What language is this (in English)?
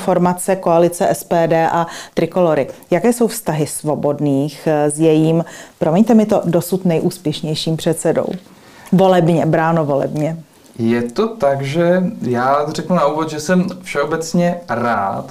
Czech